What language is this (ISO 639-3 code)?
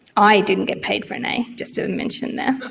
eng